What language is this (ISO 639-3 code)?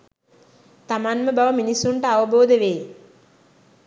sin